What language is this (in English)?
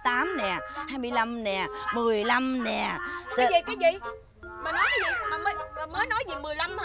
Vietnamese